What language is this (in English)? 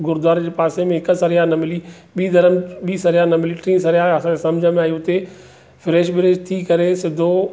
Sindhi